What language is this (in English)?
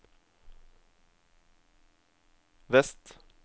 Norwegian